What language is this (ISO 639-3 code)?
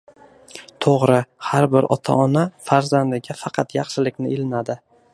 uzb